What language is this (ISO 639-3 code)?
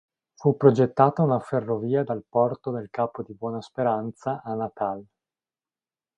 ita